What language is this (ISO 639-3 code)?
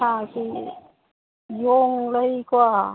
mni